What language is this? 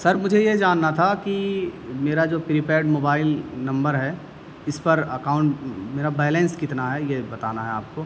Urdu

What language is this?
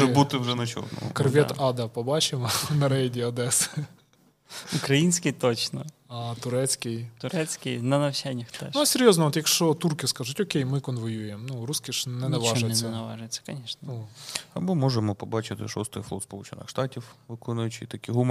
Ukrainian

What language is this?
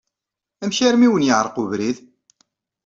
Kabyle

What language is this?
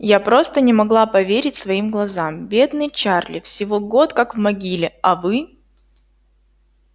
Russian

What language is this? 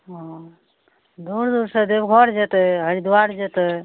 Maithili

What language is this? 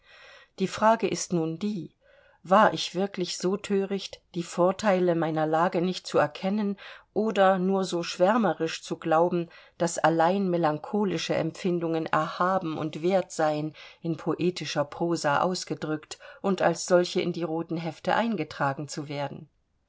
German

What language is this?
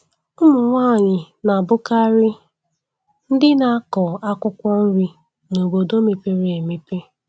Igbo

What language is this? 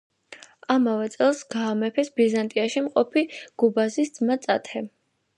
Georgian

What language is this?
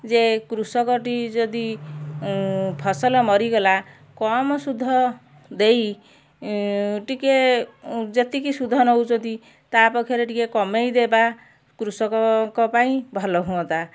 Odia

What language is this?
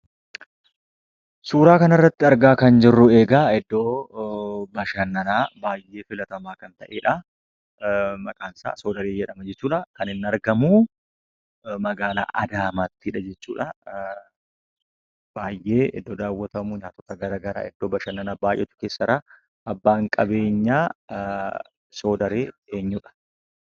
Oromo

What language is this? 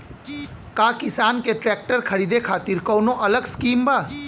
Bhojpuri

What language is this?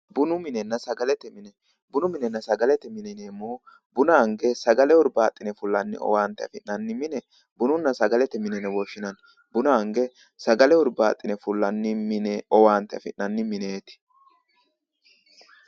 Sidamo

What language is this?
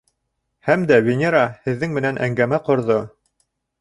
Bashkir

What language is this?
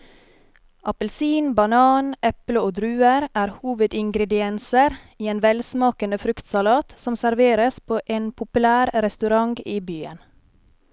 Norwegian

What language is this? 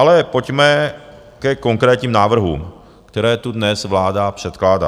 Czech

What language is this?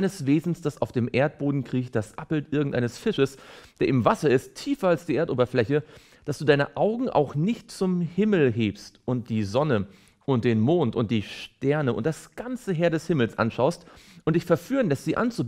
German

